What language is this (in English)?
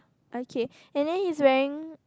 English